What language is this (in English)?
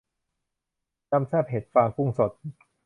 Thai